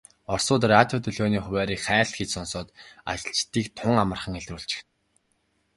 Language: Mongolian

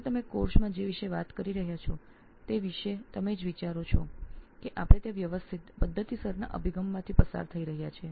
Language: Gujarati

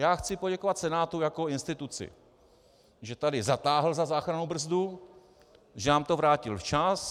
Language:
Czech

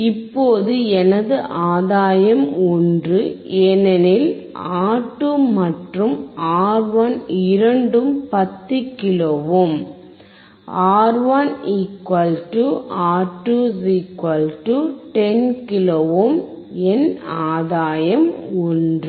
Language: Tamil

